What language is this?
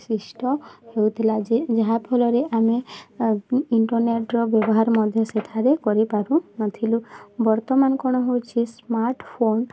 Odia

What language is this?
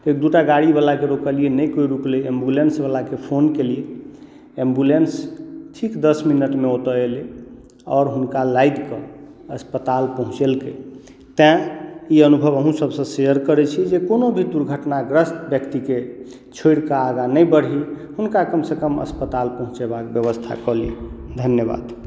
Maithili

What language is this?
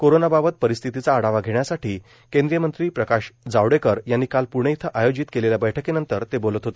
Marathi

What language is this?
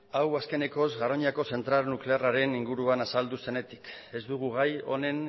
Basque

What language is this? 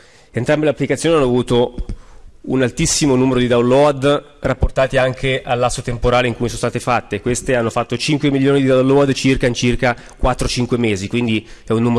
Italian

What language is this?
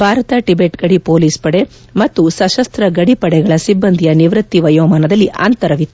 Kannada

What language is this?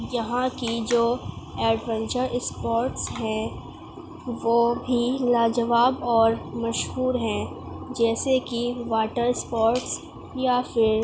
Urdu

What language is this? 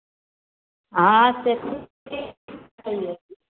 Maithili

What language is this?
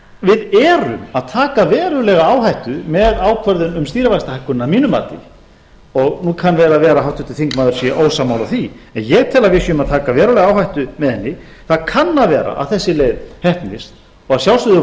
Icelandic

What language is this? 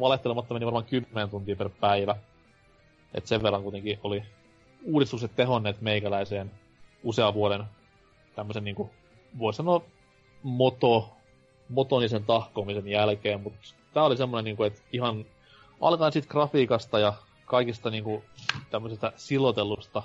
Finnish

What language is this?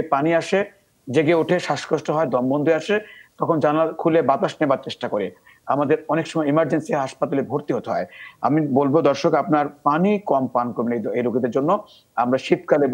Bangla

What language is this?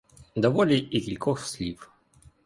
Ukrainian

